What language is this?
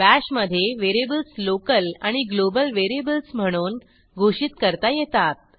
Marathi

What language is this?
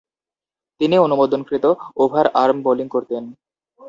Bangla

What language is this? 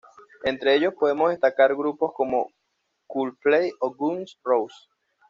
Spanish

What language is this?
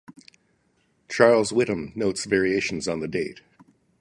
English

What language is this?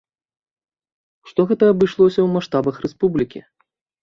Belarusian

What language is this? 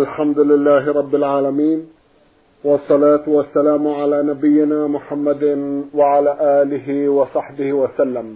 Arabic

